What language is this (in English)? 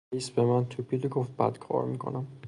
Persian